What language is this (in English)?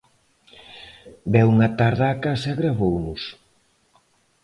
Galician